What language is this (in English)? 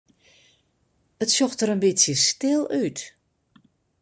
Western Frisian